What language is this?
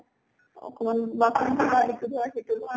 Assamese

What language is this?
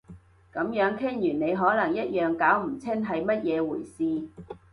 Cantonese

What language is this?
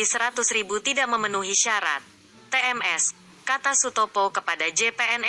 Indonesian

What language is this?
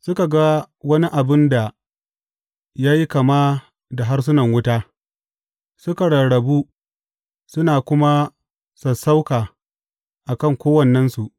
Hausa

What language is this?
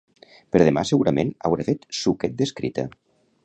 Catalan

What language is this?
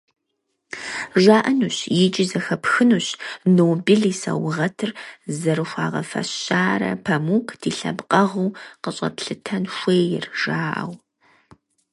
Kabardian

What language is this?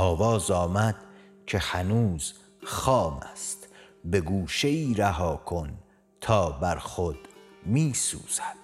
Persian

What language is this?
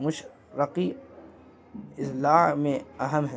Urdu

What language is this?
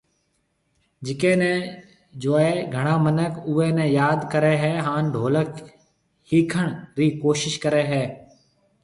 Marwari (Pakistan)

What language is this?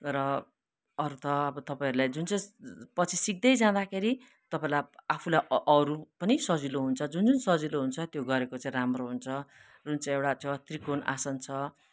Nepali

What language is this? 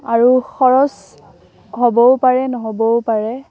Assamese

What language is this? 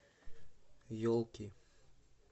Russian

